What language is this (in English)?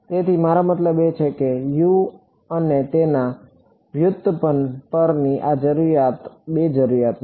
Gujarati